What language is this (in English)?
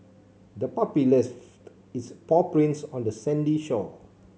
English